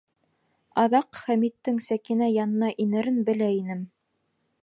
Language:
Bashkir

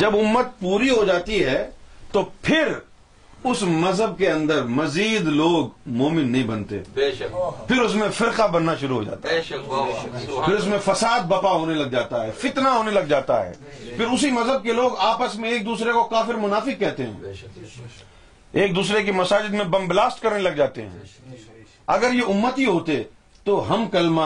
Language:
Urdu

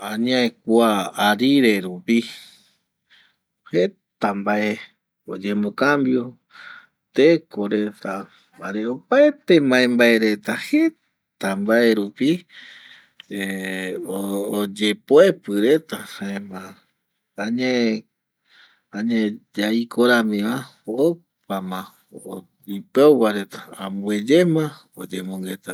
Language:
Eastern Bolivian Guaraní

